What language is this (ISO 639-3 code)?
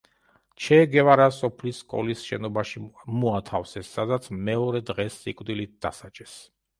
kat